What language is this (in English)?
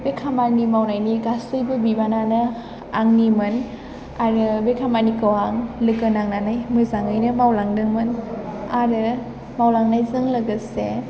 Bodo